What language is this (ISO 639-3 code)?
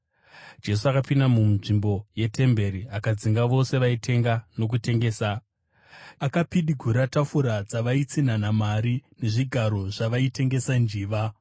sna